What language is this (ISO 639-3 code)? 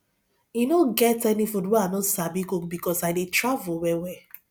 pcm